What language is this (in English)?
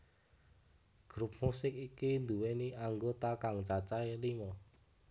Javanese